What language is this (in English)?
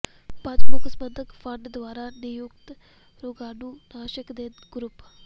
Punjabi